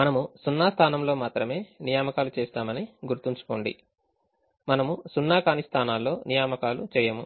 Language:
Telugu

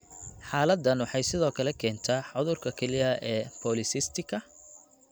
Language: Somali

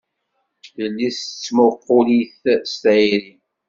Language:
Kabyle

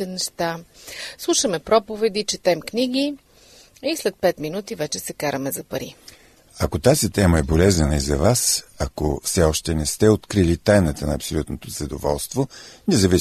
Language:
Bulgarian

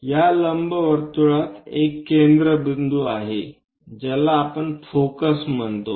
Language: Marathi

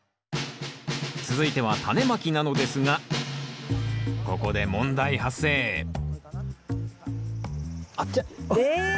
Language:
Japanese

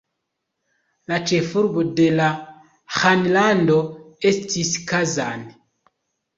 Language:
Esperanto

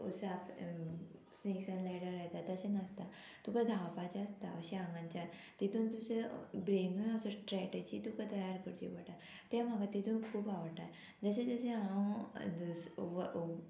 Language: Konkani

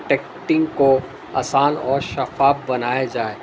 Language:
Urdu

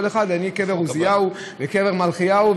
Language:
Hebrew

